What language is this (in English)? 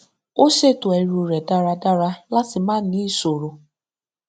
Yoruba